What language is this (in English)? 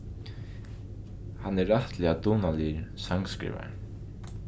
Faroese